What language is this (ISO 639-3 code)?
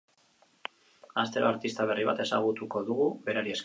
eus